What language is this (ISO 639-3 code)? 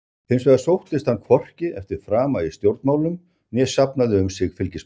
isl